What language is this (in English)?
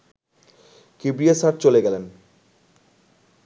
Bangla